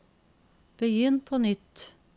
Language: Norwegian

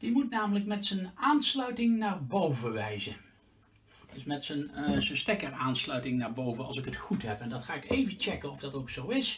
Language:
Dutch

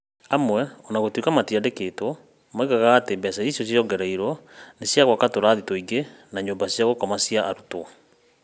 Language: Kikuyu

